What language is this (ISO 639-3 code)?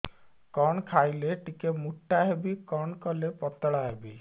ori